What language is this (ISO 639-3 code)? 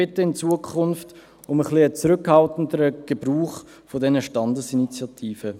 gsw